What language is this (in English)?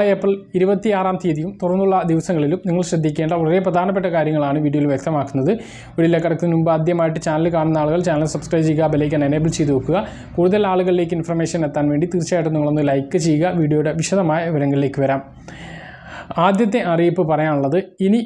Romanian